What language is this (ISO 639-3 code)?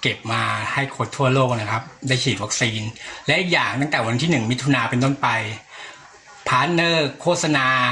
tha